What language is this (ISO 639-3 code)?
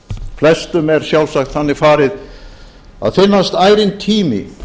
isl